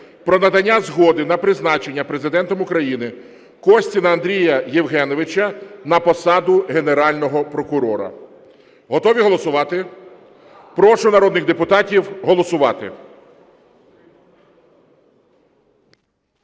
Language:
Ukrainian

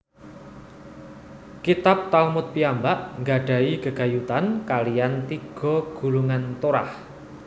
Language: Javanese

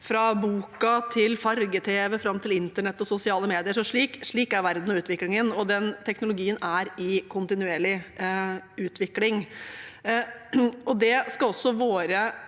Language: Norwegian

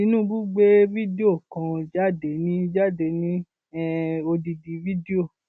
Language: Yoruba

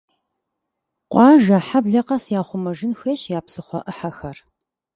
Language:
Kabardian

